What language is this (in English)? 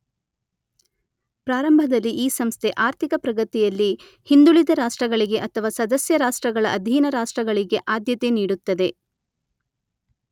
Kannada